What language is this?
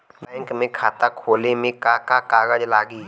Bhojpuri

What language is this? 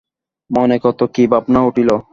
Bangla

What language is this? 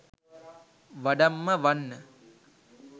Sinhala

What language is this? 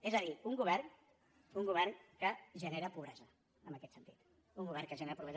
Catalan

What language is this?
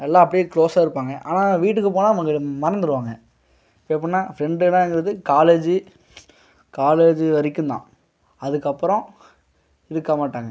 Tamil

